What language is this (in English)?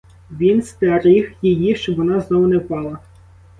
Ukrainian